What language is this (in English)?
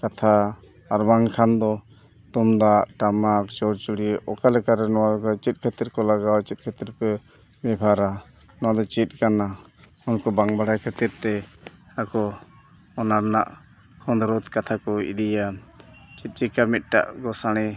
Santali